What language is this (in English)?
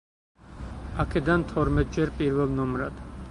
Georgian